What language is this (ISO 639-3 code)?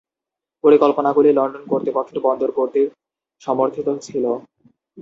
ben